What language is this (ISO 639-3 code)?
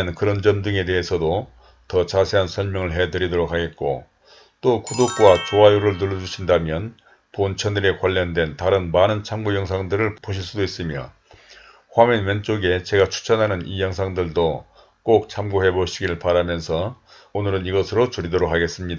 kor